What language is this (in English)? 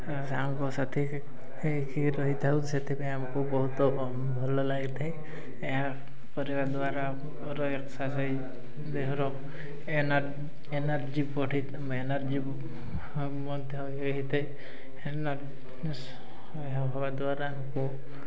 Odia